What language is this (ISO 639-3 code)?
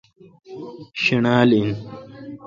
xka